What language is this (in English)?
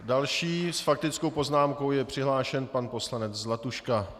Czech